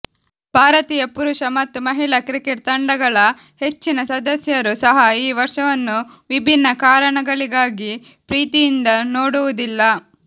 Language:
Kannada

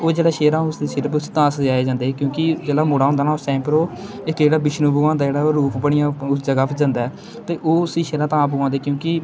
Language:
Dogri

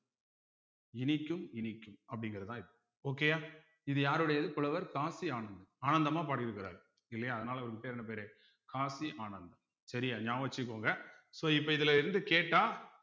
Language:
Tamil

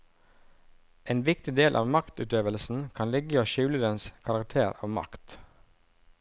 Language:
Norwegian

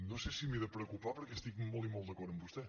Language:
Catalan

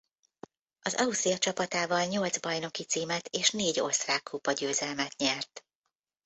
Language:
Hungarian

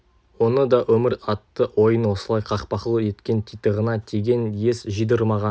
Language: Kazakh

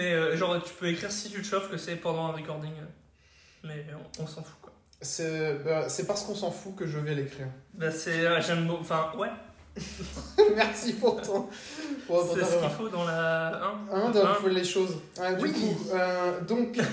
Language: French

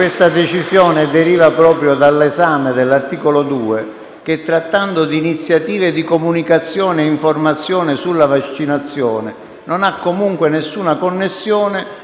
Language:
Italian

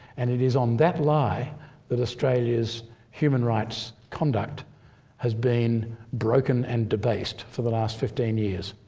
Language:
English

